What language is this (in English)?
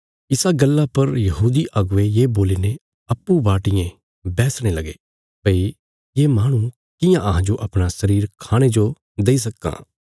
Bilaspuri